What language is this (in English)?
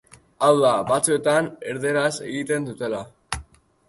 Basque